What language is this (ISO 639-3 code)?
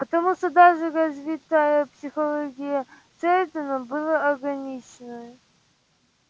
rus